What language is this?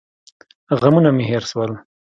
Pashto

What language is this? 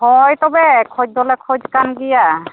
Santali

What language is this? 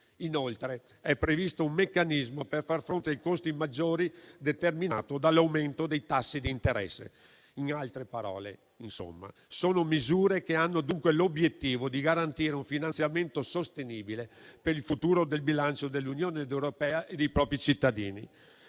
Italian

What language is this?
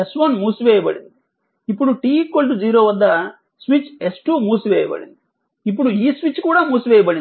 Telugu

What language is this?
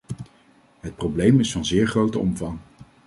Dutch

